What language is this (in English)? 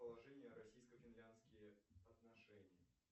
Russian